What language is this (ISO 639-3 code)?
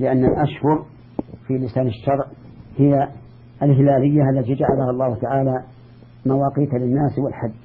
ara